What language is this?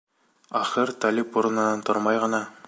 Bashkir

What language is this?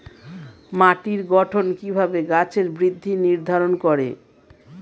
Bangla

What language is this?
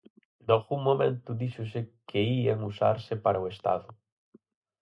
Galician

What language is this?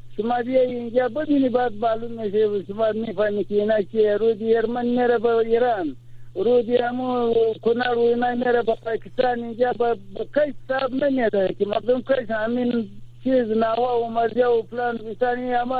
Persian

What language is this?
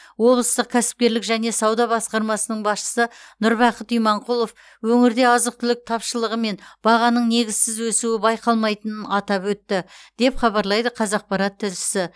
Kazakh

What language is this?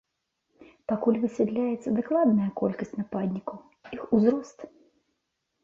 Belarusian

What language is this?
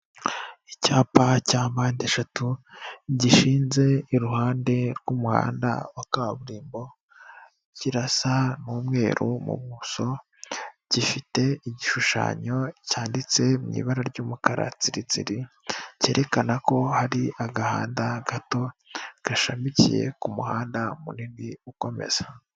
Kinyarwanda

